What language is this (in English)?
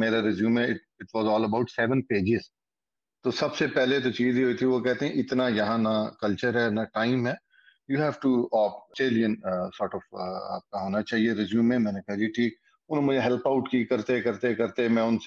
Urdu